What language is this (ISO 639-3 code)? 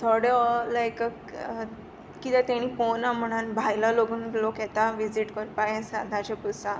kok